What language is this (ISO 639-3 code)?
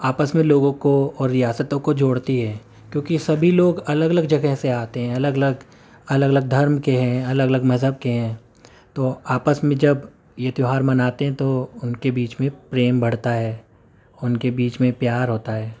urd